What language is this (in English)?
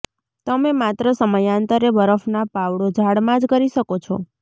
Gujarati